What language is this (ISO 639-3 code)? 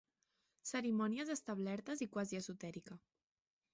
cat